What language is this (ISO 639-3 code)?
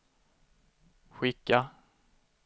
swe